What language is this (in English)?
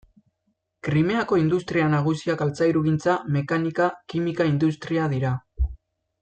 Basque